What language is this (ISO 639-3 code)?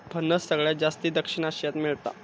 mar